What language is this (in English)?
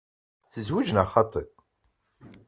Kabyle